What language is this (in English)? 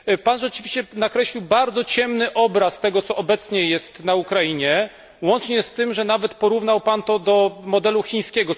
Polish